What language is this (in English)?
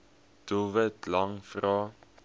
Afrikaans